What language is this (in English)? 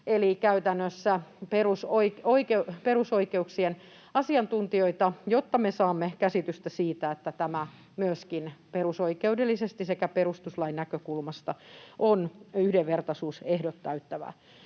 Finnish